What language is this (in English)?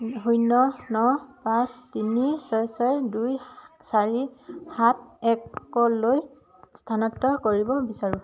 Assamese